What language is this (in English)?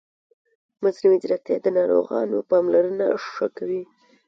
Pashto